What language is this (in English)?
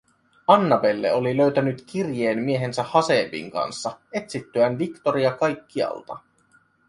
Finnish